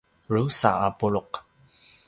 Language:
Paiwan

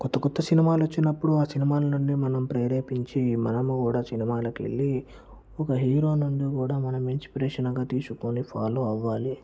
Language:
Telugu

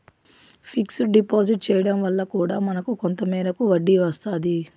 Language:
Telugu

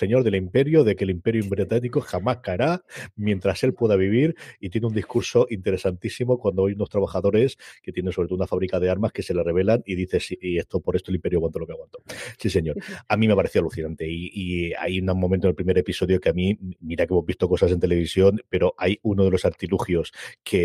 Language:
Spanish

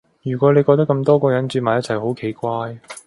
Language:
Cantonese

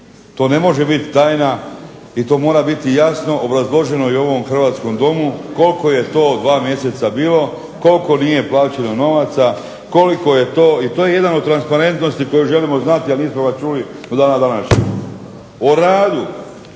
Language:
Croatian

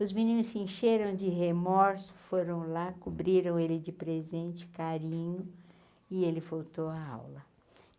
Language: Portuguese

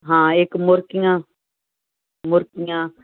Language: Punjabi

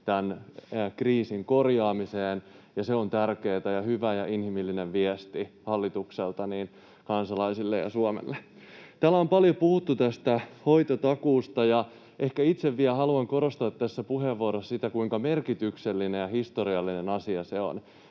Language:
Finnish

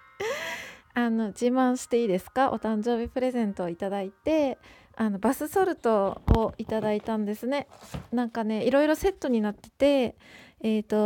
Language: Japanese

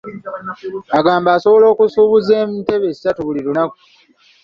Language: Ganda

